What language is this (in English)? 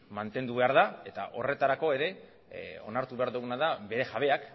Basque